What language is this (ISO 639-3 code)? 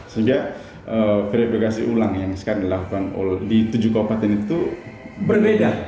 ind